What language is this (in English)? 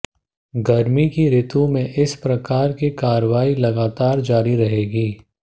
Hindi